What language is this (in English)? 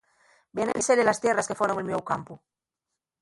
Asturian